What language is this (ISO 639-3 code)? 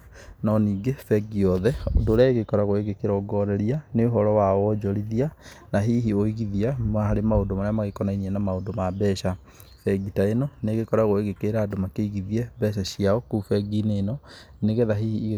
kik